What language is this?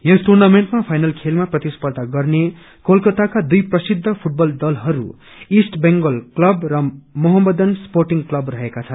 Nepali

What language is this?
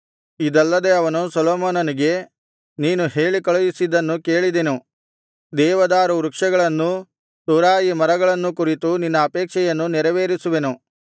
Kannada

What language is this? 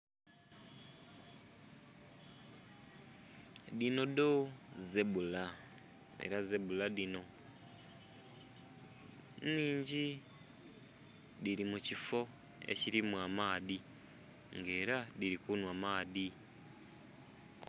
Soga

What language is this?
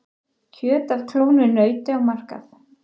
Icelandic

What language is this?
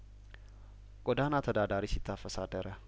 Amharic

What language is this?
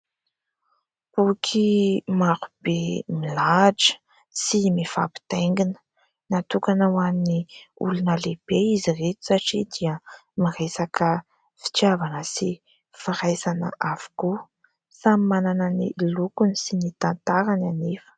Malagasy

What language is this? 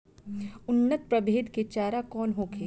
Bhojpuri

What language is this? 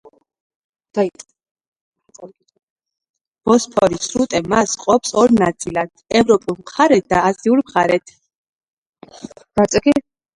Georgian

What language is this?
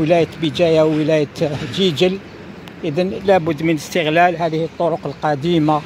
Arabic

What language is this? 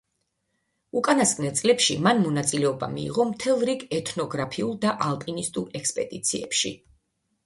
Georgian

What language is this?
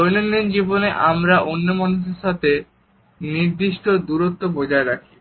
Bangla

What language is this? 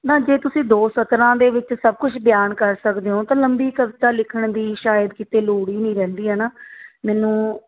Punjabi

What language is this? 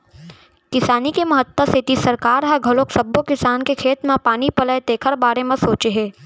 Chhattisgarhi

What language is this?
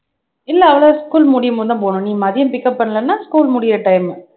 Tamil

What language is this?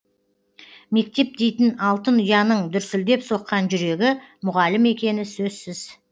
Kazakh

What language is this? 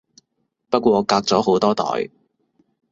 Cantonese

